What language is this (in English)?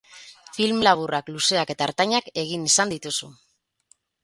Basque